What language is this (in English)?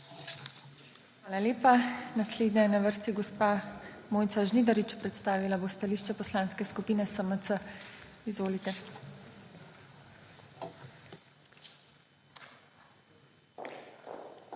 Slovenian